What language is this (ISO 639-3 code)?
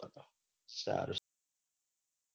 guj